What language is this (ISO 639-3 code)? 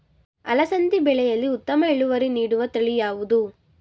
kan